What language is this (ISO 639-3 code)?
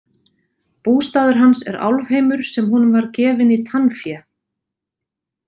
isl